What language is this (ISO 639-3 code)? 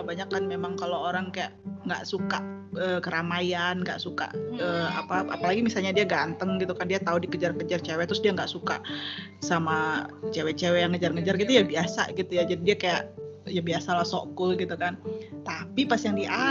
ind